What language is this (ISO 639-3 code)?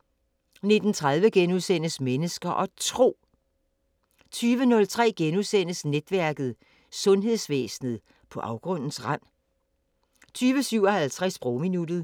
dan